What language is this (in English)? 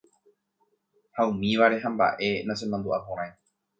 Guarani